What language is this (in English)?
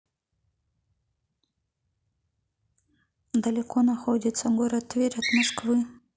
Russian